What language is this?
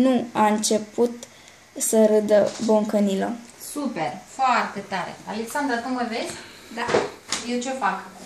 Romanian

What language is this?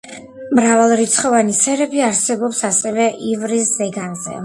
Georgian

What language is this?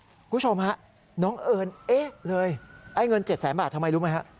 Thai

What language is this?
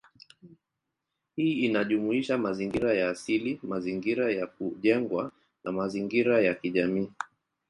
Swahili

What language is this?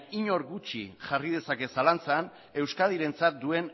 Basque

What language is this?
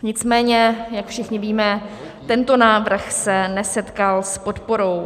Czech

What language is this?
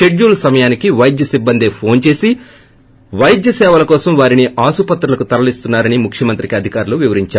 Telugu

